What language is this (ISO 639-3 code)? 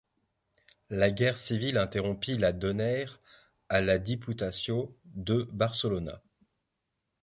fra